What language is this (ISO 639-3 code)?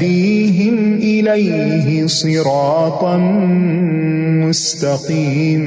urd